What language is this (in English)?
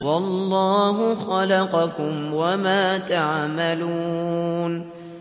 Arabic